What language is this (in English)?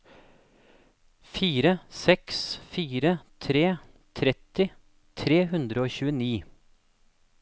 Norwegian